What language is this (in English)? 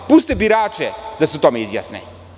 Serbian